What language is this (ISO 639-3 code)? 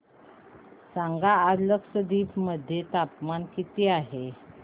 mar